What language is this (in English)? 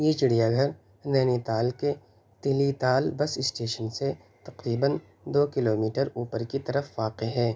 Urdu